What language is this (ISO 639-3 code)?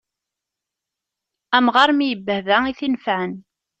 kab